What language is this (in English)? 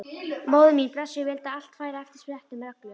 Icelandic